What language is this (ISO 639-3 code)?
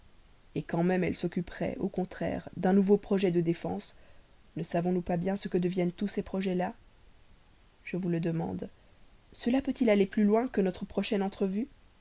fra